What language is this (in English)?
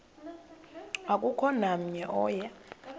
Xhosa